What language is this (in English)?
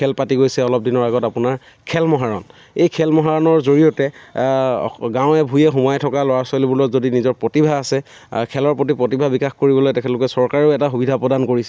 Assamese